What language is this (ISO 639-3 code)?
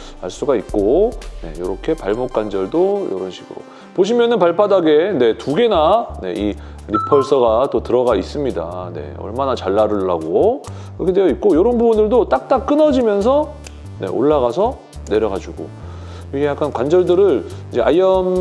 kor